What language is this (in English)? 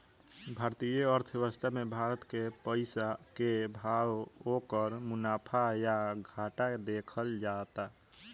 Bhojpuri